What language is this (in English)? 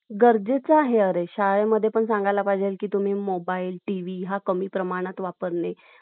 Marathi